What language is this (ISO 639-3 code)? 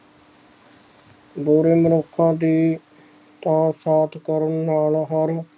pan